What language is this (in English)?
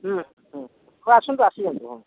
Odia